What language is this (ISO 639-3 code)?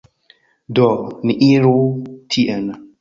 epo